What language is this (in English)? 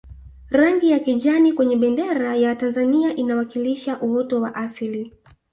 Swahili